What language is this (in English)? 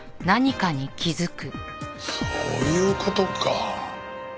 Japanese